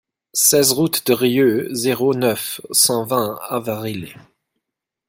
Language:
French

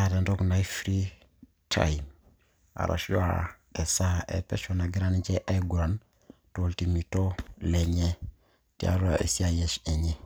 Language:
Masai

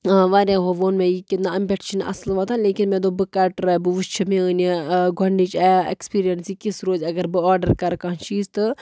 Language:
Kashmiri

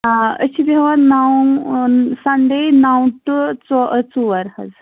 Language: Kashmiri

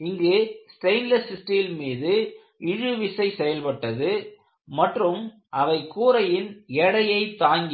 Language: Tamil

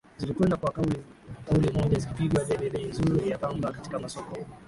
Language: Swahili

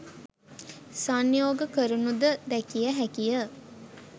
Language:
Sinhala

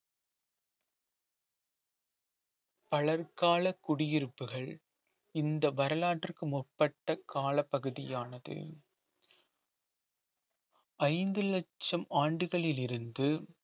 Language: Tamil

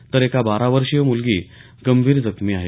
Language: Marathi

